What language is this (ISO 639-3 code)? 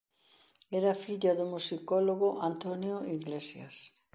glg